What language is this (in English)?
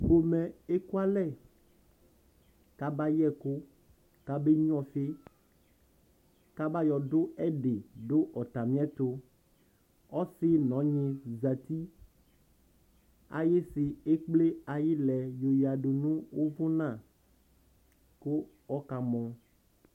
Ikposo